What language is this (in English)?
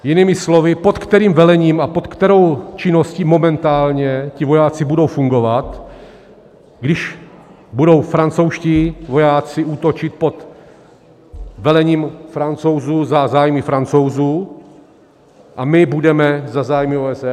Czech